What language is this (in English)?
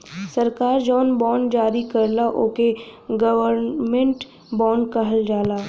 Bhojpuri